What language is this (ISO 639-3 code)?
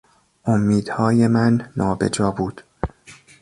fas